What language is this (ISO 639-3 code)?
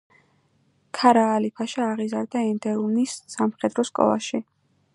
kat